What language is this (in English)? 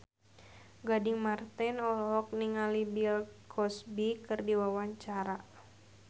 Sundanese